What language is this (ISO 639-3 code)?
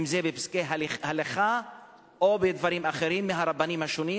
heb